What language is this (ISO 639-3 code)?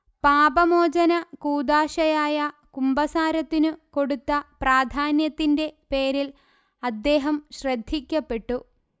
mal